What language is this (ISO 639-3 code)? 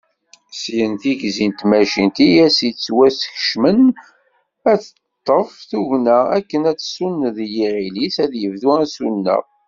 kab